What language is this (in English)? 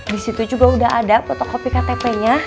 Indonesian